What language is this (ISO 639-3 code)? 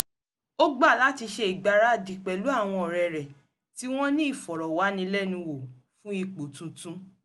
yor